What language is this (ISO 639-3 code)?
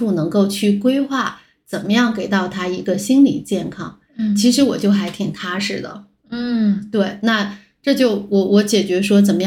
zho